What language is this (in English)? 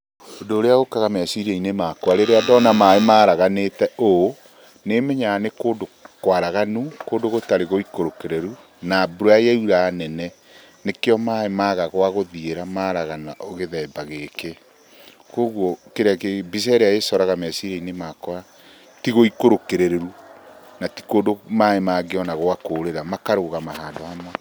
Kikuyu